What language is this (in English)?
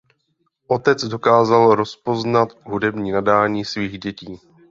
Czech